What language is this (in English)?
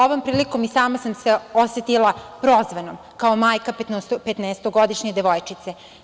Serbian